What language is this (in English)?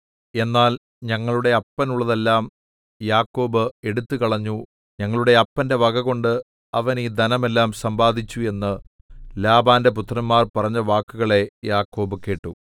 Malayalam